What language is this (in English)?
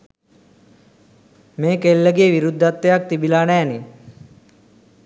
Sinhala